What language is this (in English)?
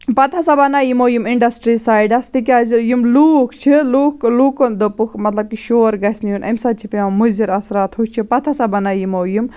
Kashmiri